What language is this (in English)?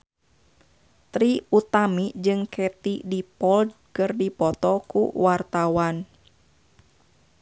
Sundanese